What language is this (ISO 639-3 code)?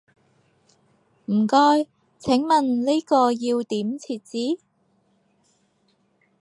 yue